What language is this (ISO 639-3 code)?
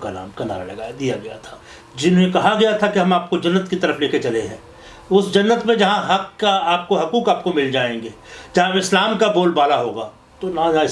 urd